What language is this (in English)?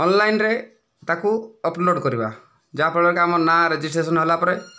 Odia